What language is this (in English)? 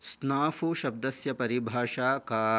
Sanskrit